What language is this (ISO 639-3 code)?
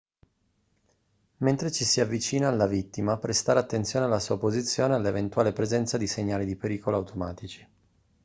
ita